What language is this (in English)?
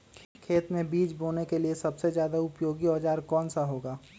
Magahi